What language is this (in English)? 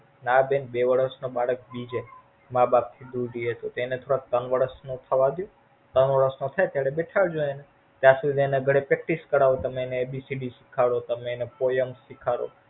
Gujarati